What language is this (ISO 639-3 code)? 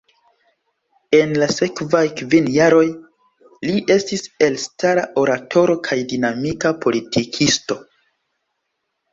epo